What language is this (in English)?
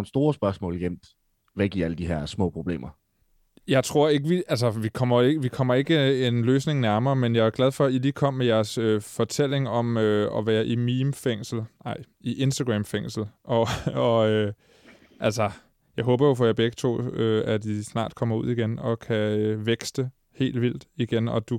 Danish